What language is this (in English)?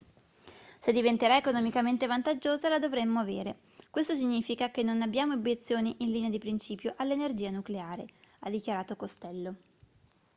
Italian